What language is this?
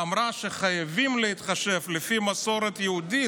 Hebrew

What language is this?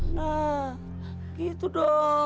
Indonesian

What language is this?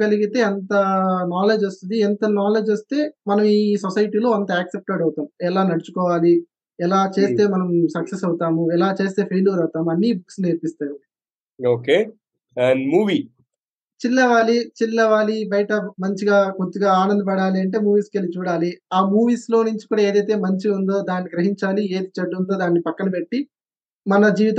Telugu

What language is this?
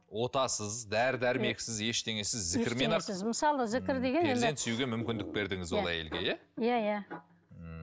Kazakh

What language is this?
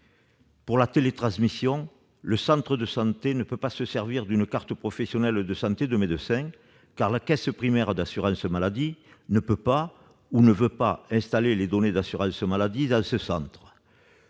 French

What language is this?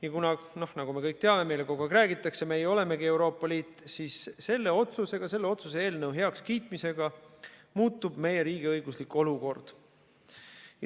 Estonian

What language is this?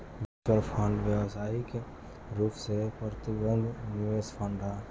Bhojpuri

